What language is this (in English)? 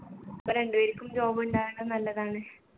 Malayalam